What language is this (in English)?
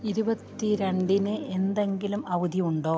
Malayalam